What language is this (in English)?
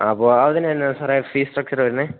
Malayalam